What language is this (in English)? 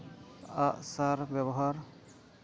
Santali